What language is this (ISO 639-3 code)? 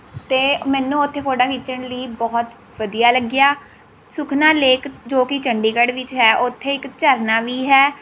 pan